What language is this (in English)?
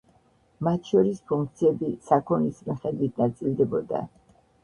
Georgian